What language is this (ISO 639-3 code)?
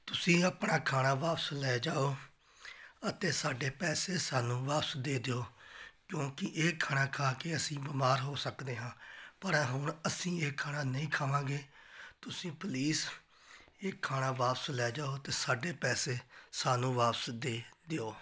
pan